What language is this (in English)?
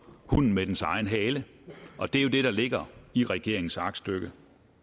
Danish